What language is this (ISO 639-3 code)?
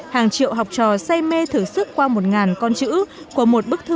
vie